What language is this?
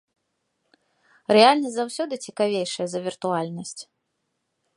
Belarusian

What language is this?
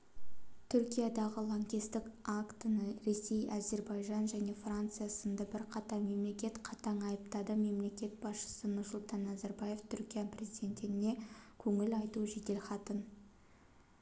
Kazakh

